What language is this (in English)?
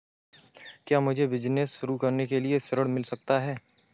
Hindi